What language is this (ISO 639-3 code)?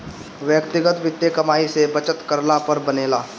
bho